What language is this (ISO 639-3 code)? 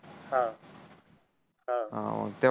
mar